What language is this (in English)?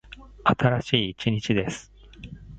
Japanese